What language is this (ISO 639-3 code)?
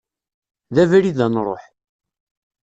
kab